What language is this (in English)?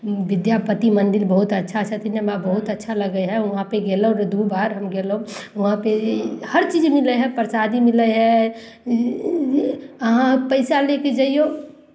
Maithili